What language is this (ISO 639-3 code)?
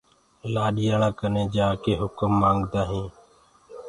ggg